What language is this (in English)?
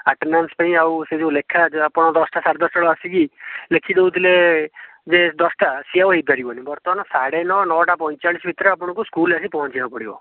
Odia